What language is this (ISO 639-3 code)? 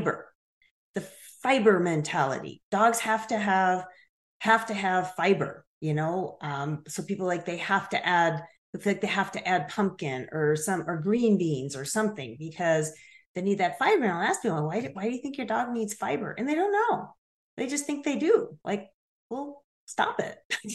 eng